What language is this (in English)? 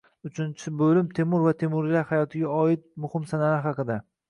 Uzbek